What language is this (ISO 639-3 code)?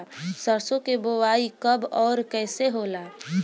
bho